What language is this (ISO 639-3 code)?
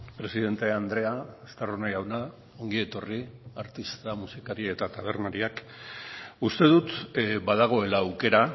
eus